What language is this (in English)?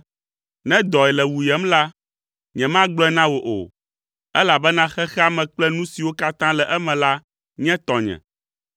Ewe